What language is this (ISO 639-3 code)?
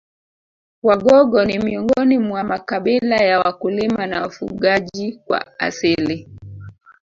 swa